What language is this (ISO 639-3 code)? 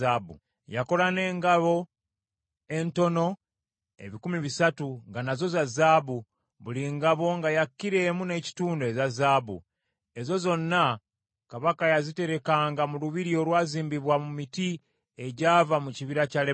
lug